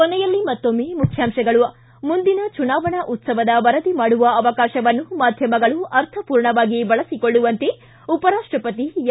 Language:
Kannada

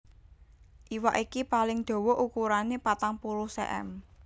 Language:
Javanese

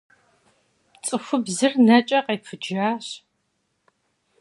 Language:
Kabardian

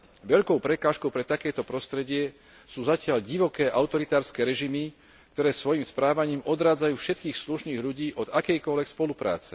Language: Slovak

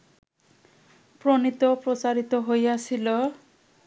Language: Bangla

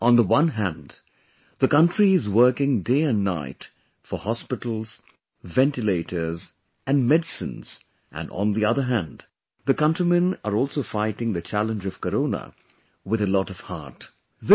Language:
English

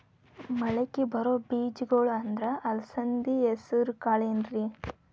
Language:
Kannada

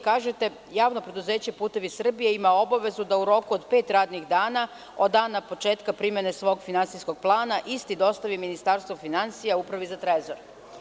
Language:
Serbian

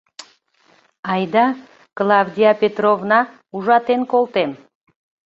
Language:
Mari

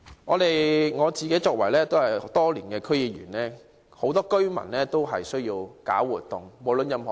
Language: Cantonese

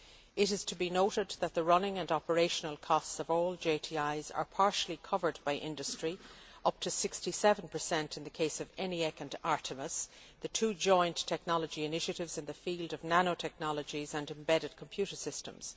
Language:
English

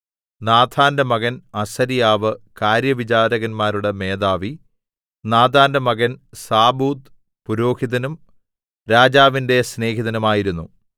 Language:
Malayalam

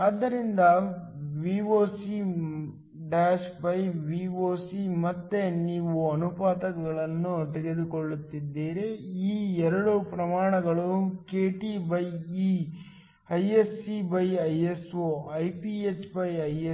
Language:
Kannada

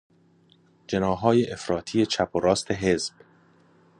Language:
Persian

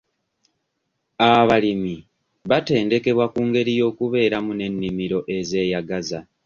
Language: Ganda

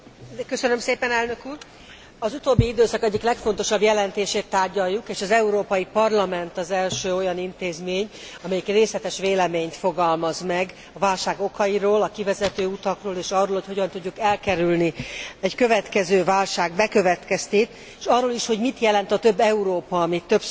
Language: Hungarian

